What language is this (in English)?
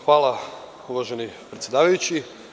Serbian